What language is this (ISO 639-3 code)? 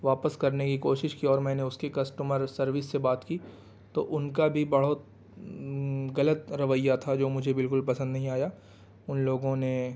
urd